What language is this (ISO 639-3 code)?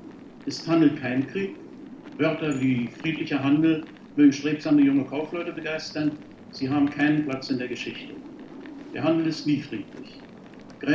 deu